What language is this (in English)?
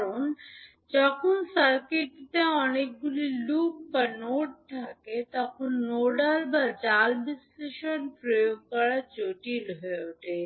Bangla